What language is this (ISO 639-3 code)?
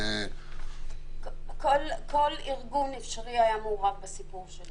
heb